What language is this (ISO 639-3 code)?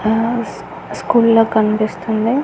tel